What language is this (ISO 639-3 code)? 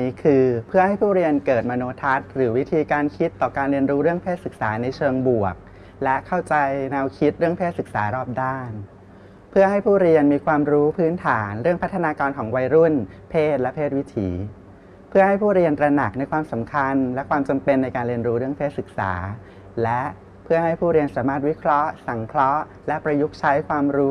tha